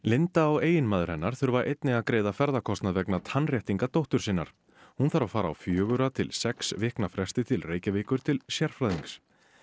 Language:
Icelandic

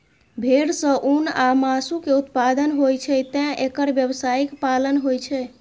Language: Maithili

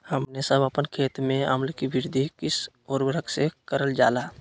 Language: Magahi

